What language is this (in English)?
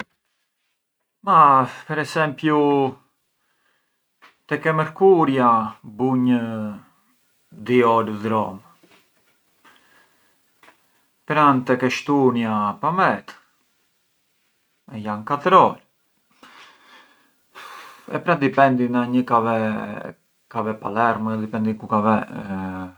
Arbëreshë Albanian